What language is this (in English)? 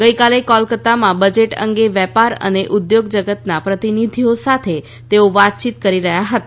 Gujarati